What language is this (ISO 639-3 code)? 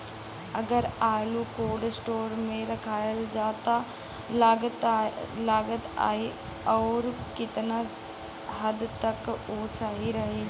bho